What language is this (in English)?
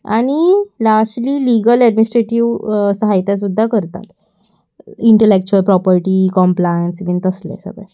Konkani